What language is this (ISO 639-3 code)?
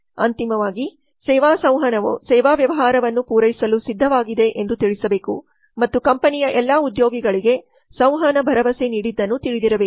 kan